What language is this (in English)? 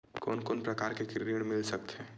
Chhattisgarhi